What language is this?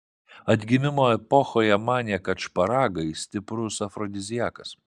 Lithuanian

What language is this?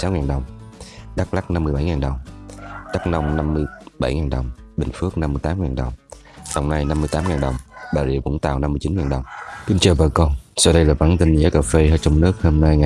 Vietnamese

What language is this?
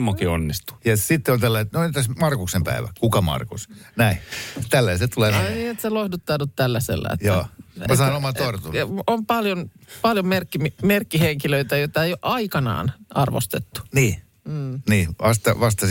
Finnish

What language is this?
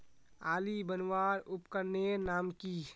Magahi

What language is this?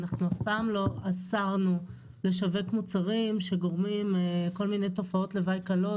Hebrew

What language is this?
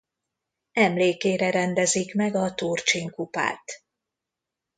Hungarian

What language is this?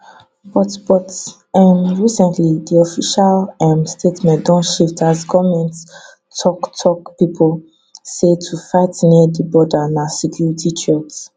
Nigerian Pidgin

